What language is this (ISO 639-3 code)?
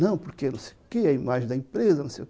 por